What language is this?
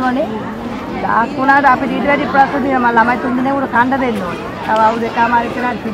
Indonesian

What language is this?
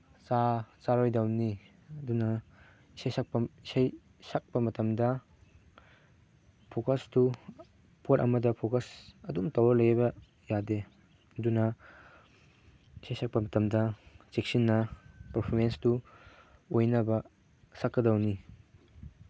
Manipuri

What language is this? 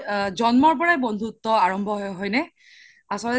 Assamese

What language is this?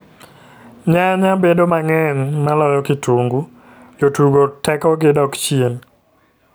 Luo (Kenya and Tanzania)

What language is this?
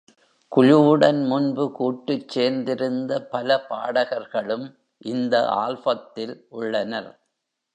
Tamil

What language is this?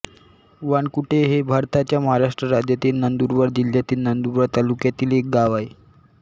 Marathi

